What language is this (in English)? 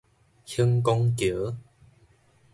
Min Nan Chinese